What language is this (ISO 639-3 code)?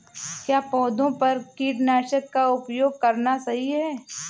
hin